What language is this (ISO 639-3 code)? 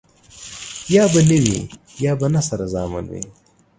pus